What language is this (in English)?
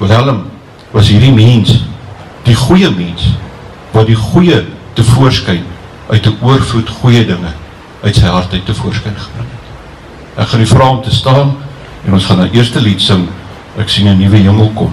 Dutch